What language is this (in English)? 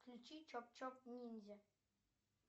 Russian